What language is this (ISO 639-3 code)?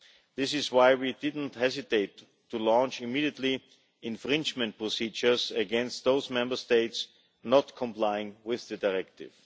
eng